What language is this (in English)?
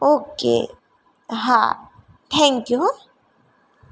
Gujarati